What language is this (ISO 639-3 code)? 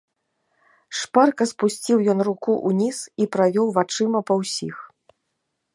bel